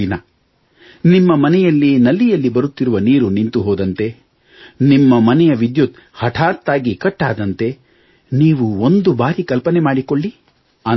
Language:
Kannada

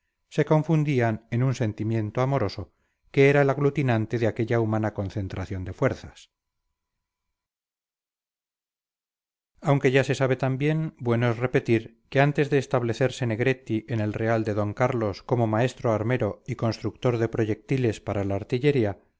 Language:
Spanish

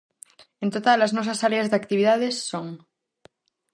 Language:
Galician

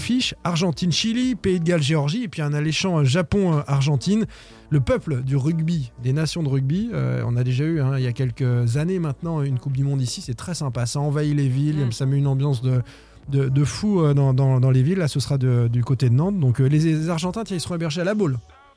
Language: French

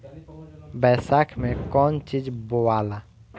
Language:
Bhojpuri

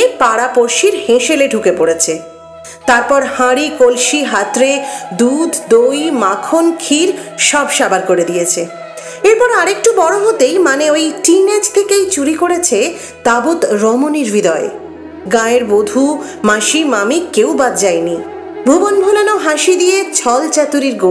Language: Bangla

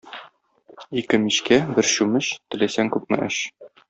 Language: Tatar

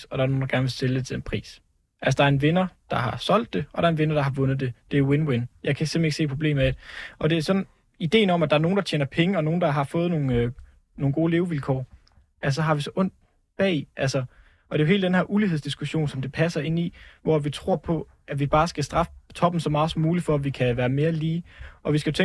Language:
Danish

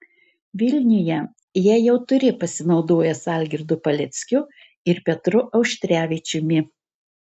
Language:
Lithuanian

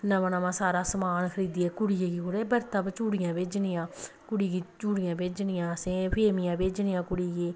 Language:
Dogri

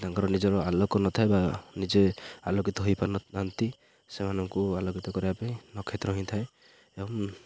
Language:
Odia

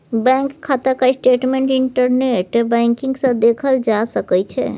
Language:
Maithili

